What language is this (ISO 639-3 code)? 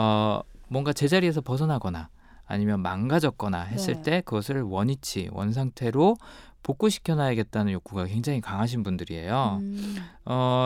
kor